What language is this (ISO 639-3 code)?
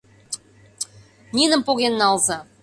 chm